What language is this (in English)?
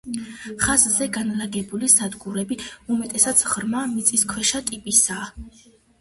Georgian